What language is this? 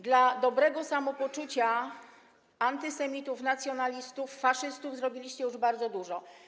Polish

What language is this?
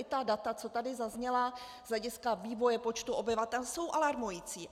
Czech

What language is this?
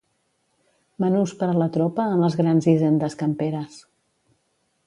Catalan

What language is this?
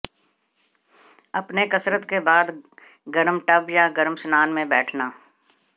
Hindi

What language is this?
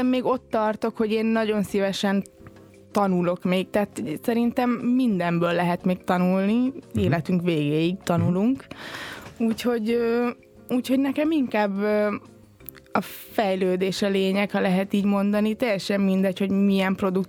Hungarian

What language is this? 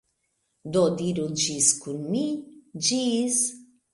Esperanto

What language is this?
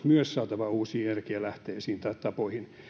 Finnish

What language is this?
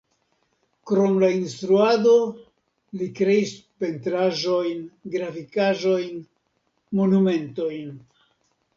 Esperanto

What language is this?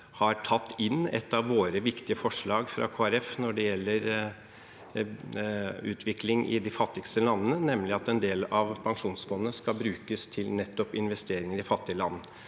Norwegian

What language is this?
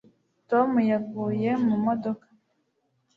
Kinyarwanda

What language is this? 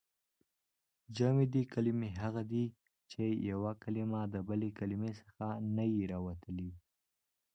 Pashto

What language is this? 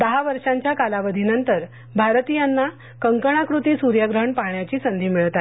Marathi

